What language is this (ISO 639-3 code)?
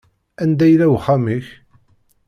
kab